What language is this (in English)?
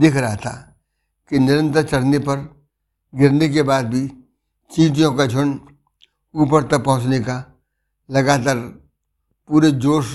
Hindi